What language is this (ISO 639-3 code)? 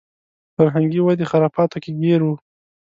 pus